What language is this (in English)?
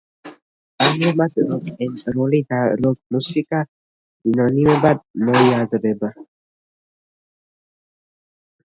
Georgian